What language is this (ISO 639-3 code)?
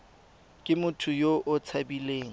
tsn